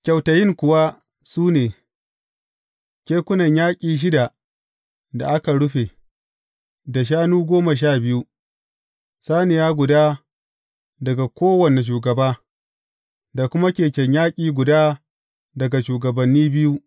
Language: Hausa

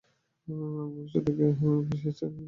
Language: Bangla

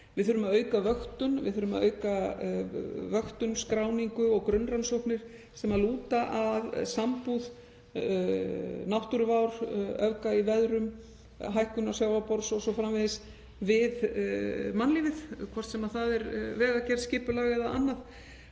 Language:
Icelandic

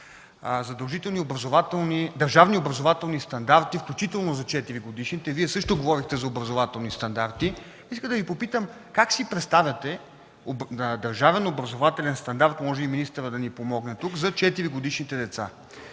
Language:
Bulgarian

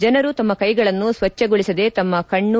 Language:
Kannada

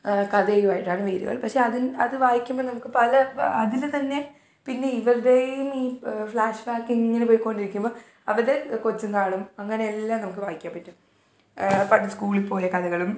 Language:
Malayalam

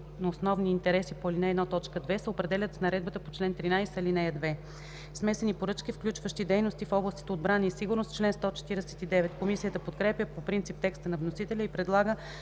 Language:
Bulgarian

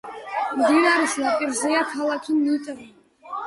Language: Georgian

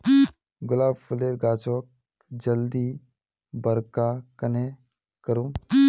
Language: Magahi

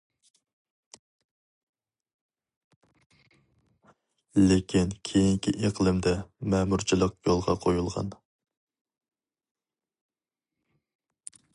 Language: Uyghur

